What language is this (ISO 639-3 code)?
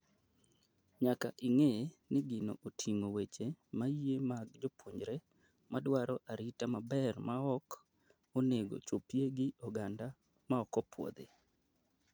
luo